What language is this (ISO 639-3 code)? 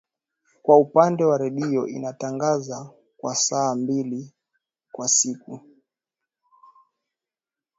swa